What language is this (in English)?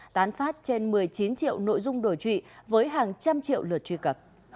Vietnamese